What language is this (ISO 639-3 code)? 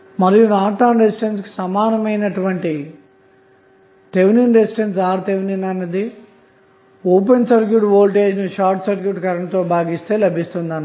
tel